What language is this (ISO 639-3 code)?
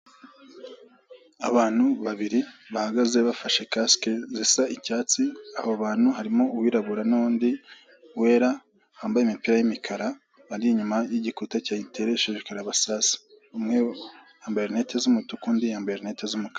kin